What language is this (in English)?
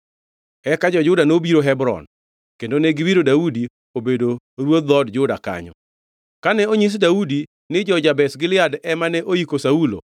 Luo (Kenya and Tanzania)